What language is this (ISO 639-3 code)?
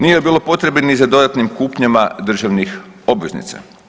hrv